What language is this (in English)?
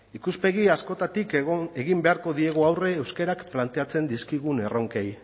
Basque